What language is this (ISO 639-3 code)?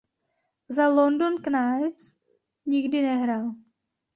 ces